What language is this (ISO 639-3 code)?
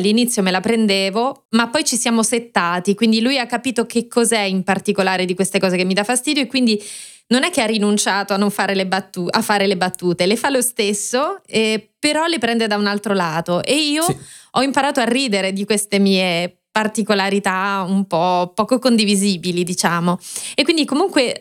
ita